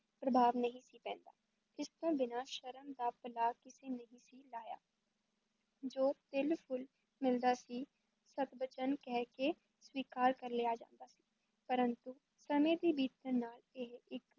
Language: Punjabi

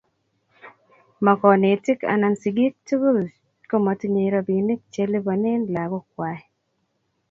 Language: Kalenjin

